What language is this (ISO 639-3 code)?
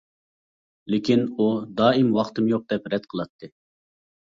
uig